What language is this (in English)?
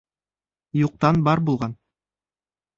Bashkir